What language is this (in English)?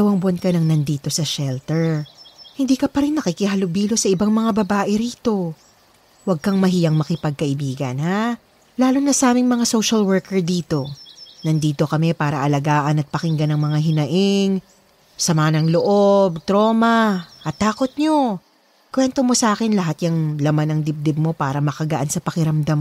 Filipino